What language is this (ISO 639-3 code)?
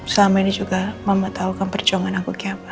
ind